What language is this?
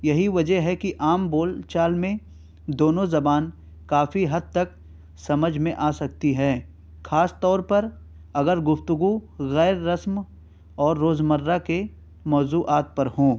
Urdu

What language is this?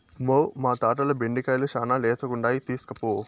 Telugu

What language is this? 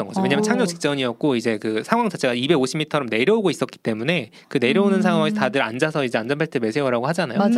Korean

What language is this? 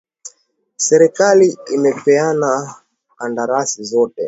Swahili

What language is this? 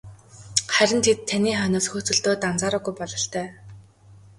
Mongolian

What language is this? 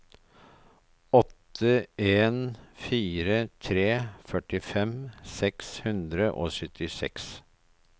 Norwegian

